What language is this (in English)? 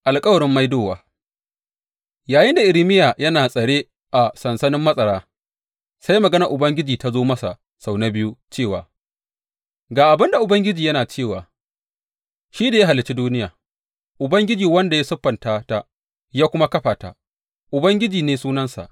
Hausa